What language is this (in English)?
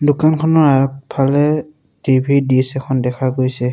Assamese